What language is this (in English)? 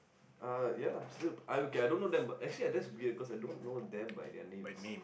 English